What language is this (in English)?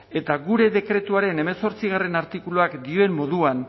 Basque